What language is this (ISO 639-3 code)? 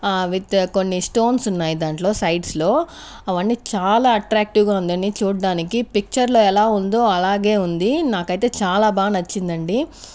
tel